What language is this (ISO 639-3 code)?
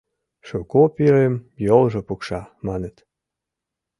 chm